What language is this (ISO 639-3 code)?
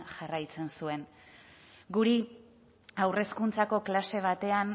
eus